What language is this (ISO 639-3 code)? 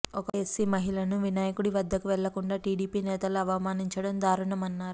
tel